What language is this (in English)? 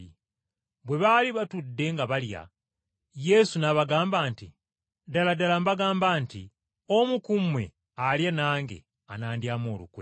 Ganda